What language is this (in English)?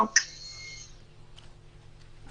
Hebrew